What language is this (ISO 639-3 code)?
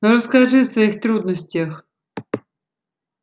rus